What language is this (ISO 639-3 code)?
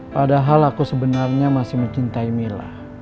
ind